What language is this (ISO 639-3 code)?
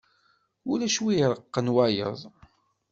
kab